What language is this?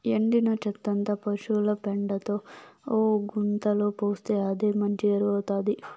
Telugu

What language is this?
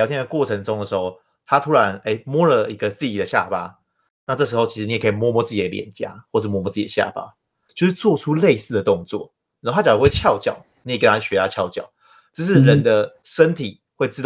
Chinese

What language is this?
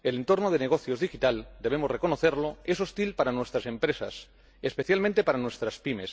Spanish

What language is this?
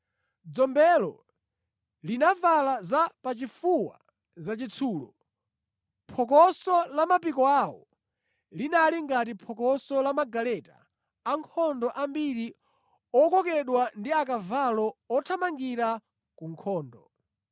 Nyanja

